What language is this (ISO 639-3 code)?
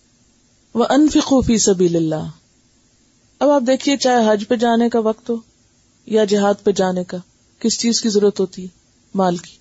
urd